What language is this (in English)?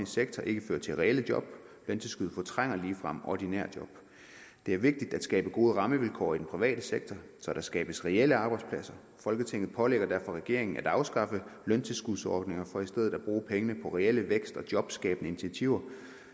Danish